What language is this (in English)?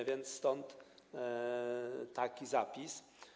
Polish